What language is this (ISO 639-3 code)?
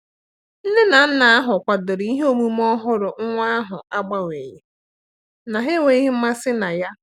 ibo